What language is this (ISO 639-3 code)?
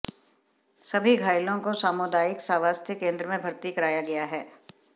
hin